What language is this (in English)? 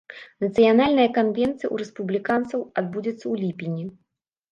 Belarusian